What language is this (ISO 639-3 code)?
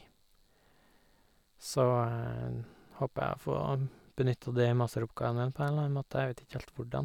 nor